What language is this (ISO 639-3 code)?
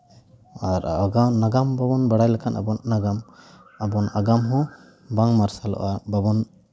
sat